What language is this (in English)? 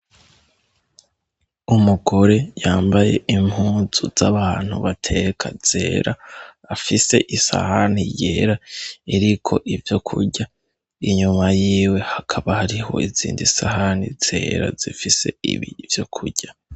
Rundi